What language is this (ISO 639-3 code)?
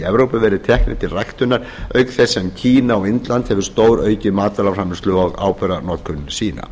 isl